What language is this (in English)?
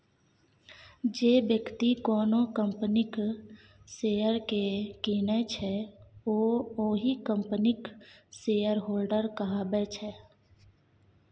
Maithili